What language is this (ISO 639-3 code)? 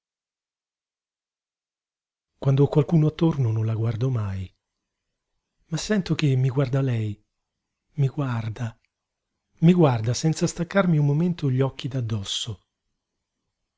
ita